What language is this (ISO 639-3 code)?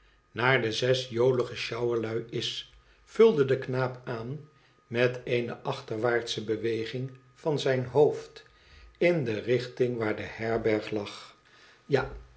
nld